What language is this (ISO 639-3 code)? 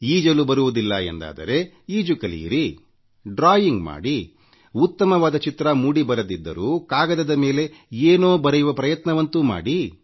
kan